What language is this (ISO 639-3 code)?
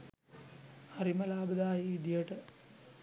sin